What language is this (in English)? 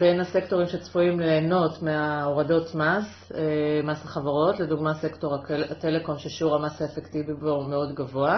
Hebrew